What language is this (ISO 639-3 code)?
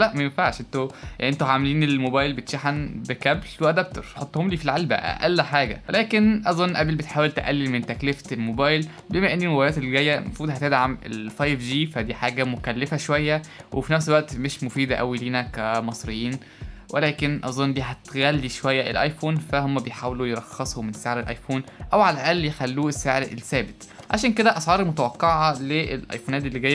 ara